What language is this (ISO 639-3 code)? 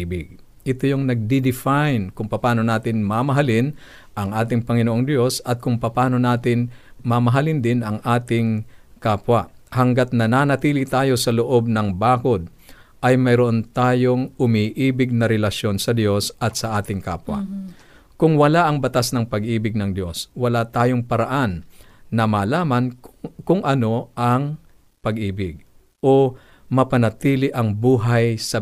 fil